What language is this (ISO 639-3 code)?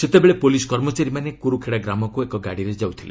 ori